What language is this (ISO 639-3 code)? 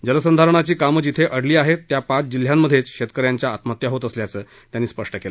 mar